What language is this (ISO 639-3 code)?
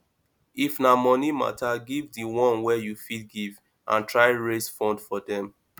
pcm